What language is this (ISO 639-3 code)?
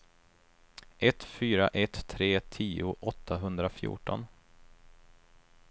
swe